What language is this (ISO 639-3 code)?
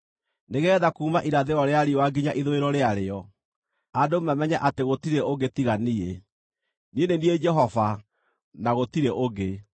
kik